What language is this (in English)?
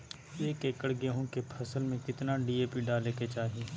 Magahi